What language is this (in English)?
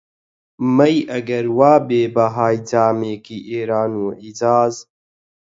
Central Kurdish